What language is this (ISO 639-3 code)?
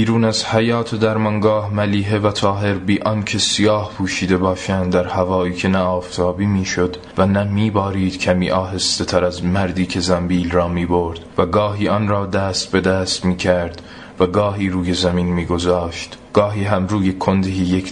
fas